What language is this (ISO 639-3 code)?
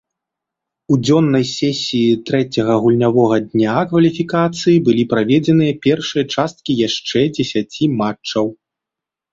bel